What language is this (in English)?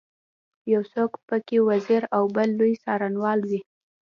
Pashto